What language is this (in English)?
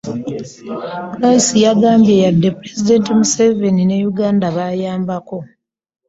Ganda